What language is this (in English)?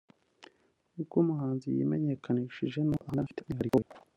Kinyarwanda